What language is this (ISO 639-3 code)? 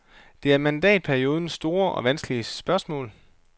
dan